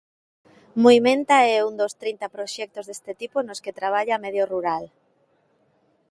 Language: Galician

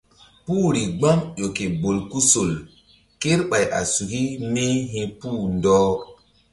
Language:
Mbum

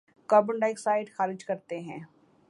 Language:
Urdu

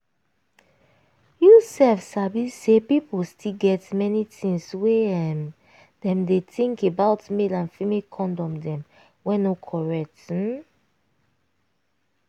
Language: Nigerian Pidgin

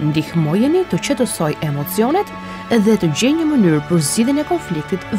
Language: Ukrainian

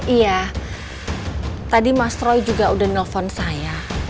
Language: Indonesian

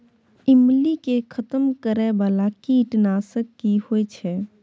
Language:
Maithili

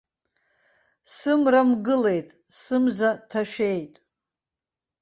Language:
Abkhazian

